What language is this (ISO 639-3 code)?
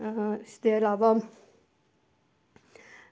doi